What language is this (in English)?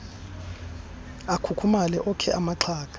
Xhosa